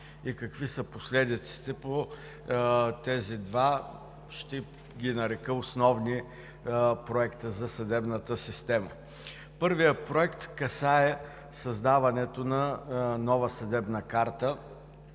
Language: Bulgarian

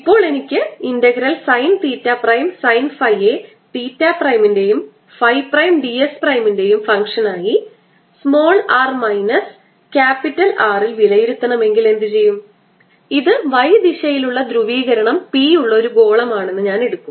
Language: Malayalam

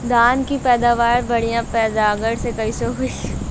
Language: Bhojpuri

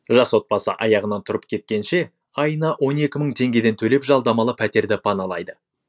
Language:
Kazakh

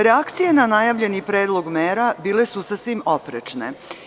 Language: Serbian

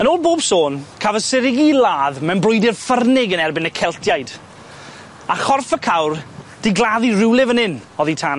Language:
Welsh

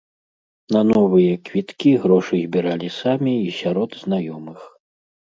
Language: Belarusian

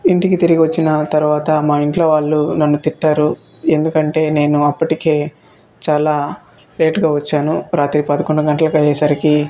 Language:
Telugu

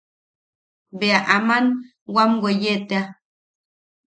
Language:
Yaqui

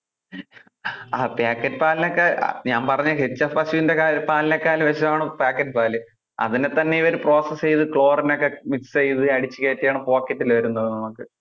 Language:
Malayalam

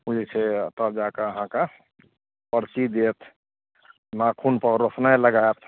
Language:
Maithili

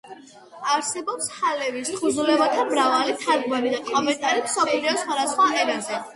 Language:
Georgian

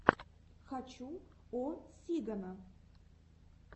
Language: Russian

